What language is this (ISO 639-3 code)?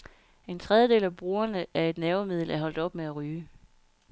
dan